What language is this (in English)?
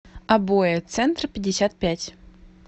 Russian